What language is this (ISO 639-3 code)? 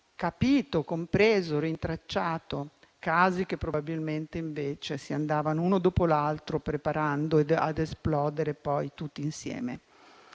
ita